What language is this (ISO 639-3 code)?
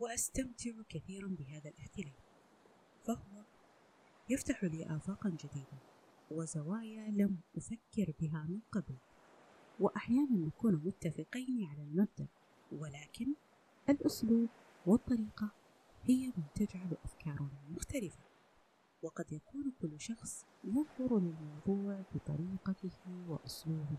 ara